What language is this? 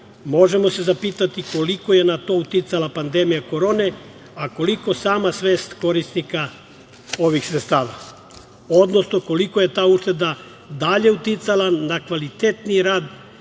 Serbian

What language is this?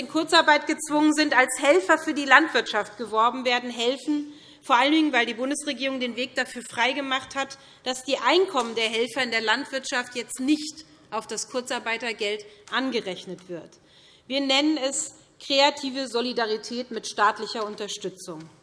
German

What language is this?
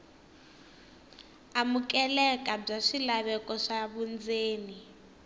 Tsonga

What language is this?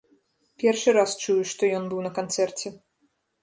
Belarusian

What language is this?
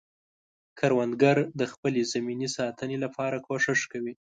Pashto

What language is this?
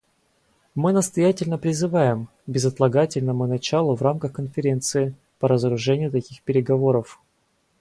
Russian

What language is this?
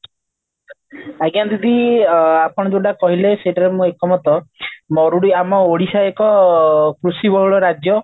Odia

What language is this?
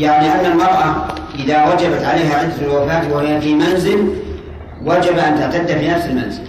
Arabic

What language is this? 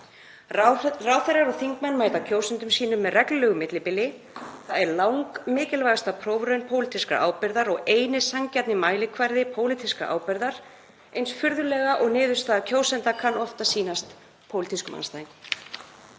Icelandic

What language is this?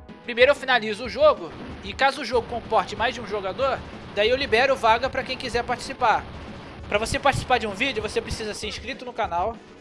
Portuguese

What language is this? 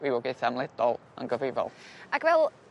Welsh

